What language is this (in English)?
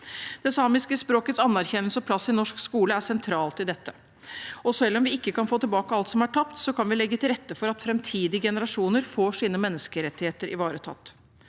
Norwegian